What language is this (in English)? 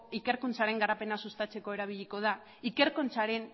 Basque